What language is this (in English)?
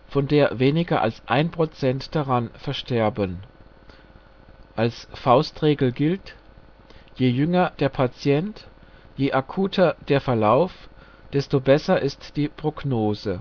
German